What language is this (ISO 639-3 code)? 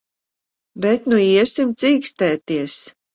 lav